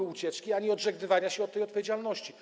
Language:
Polish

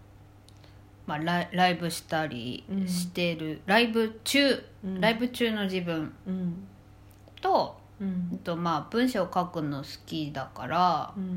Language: Japanese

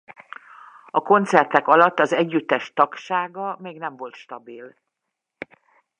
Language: Hungarian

